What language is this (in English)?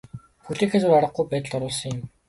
Mongolian